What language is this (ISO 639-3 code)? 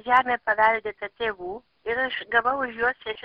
lit